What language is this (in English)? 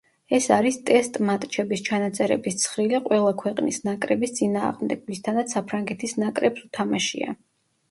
Georgian